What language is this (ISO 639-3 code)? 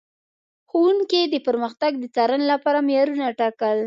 pus